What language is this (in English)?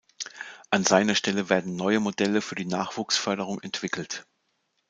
German